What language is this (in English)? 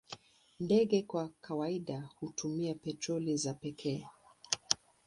Swahili